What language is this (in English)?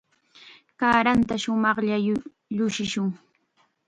Chiquián Ancash Quechua